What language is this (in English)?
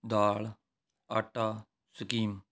Punjabi